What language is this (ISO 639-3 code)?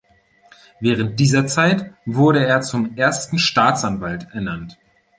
deu